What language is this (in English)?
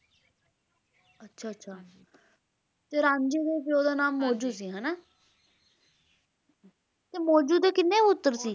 Punjabi